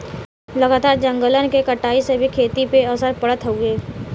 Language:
Bhojpuri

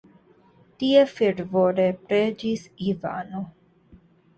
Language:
Esperanto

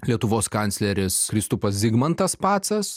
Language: Lithuanian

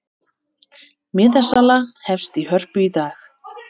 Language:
Icelandic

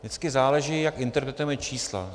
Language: Czech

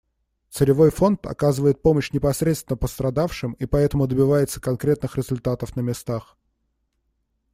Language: Russian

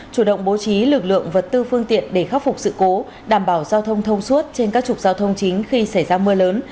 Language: Vietnamese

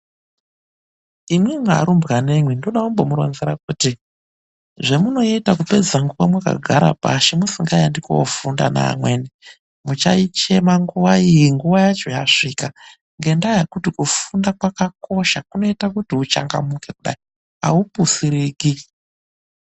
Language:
Ndau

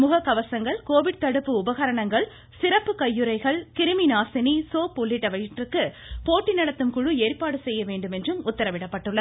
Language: Tamil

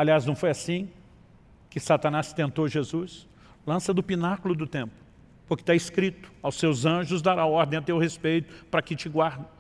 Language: Portuguese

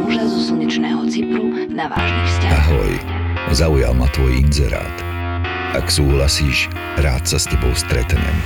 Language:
Slovak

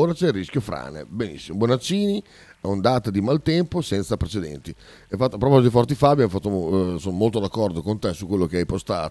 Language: Italian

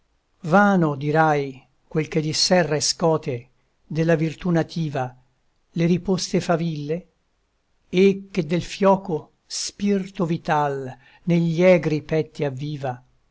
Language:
Italian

